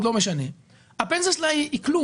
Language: Hebrew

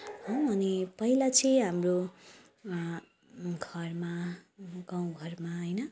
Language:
Nepali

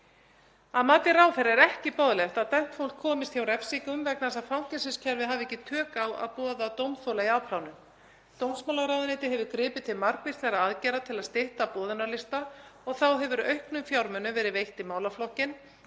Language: Icelandic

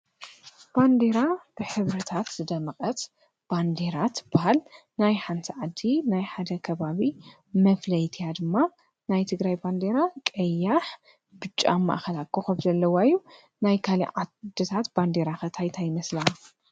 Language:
Tigrinya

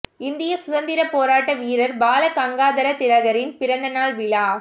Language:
Tamil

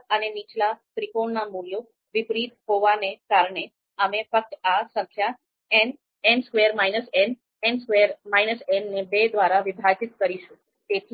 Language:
Gujarati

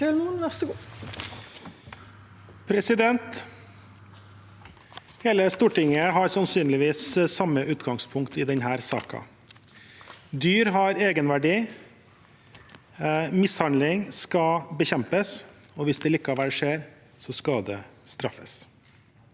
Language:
Norwegian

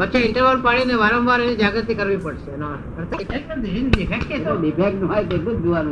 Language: Gujarati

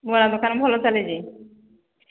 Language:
Odia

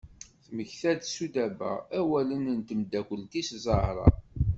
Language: Kabyle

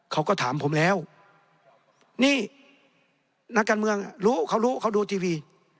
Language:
Thai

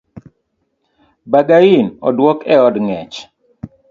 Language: Luo (Kenya and Tanzania)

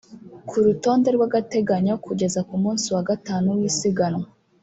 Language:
Kinyarwanda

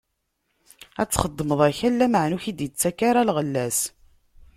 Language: Kabyle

